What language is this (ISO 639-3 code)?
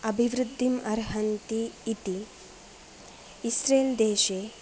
san